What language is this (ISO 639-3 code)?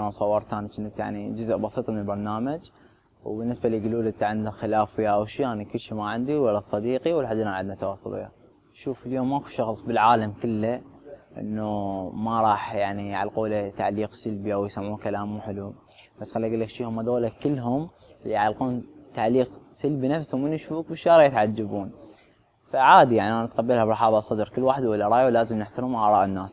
ara